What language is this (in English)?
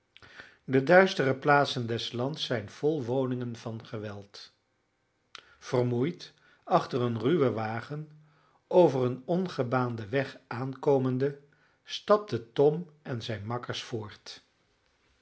Dutch